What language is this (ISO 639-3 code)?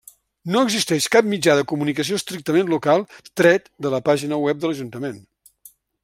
cat